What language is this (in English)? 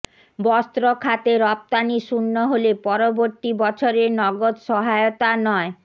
Bangla